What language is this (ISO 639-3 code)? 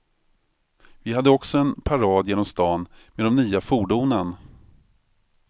swe